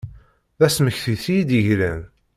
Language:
Kabyle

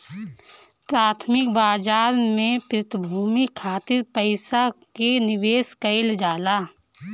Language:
Bhojpuri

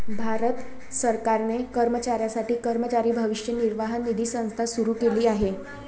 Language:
Marathi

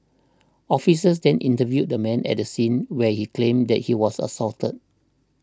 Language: English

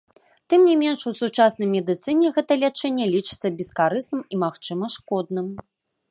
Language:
Belarusian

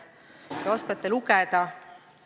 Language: Estonian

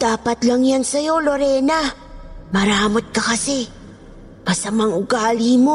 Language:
Filipino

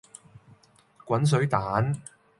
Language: Cantonese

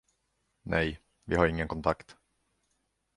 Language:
Swedish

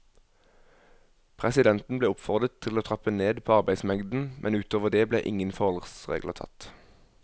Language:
Norwegian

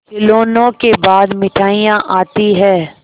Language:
Hindi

